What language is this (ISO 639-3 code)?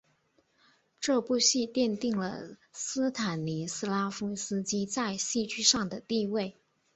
zho